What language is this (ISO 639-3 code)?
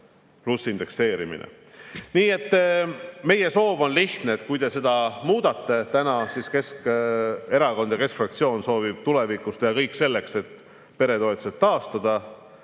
est